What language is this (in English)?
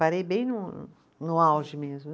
Portuguese